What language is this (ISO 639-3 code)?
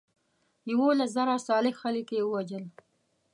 pus